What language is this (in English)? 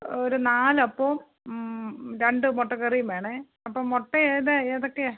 Malayalam